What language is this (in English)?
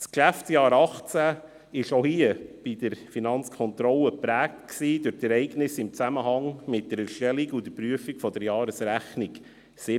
Swiss German